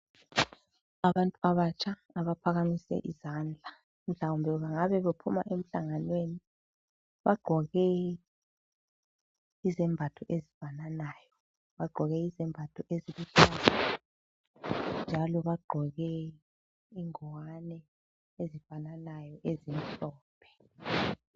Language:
North Ndebele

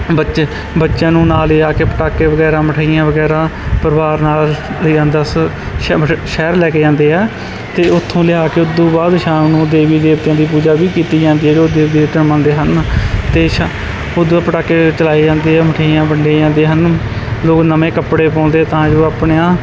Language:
Punjabi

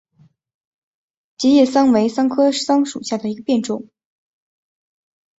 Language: Chinese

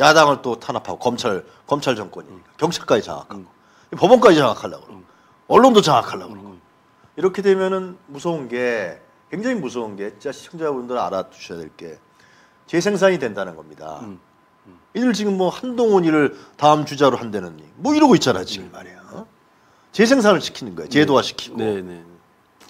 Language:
Korean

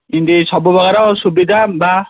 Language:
Odia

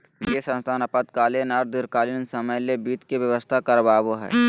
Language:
Magahi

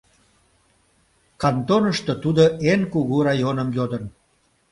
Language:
Mari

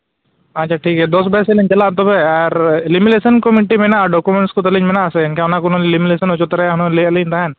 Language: Santali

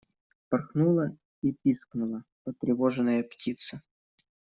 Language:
Russian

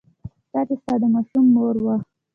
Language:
Pashto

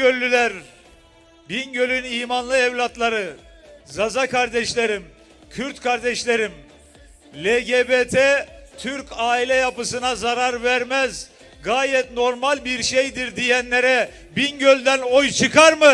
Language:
Turkish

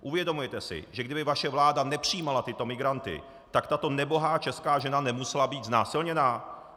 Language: Czech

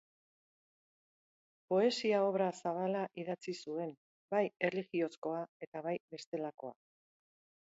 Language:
Basque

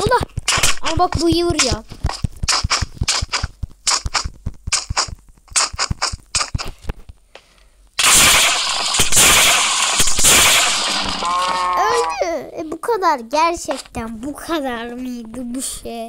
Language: Turkish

